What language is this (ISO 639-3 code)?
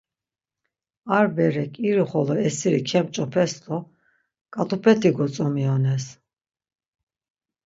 lzz